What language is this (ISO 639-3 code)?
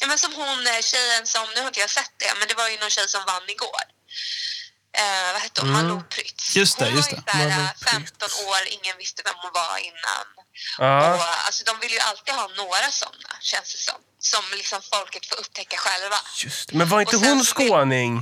swe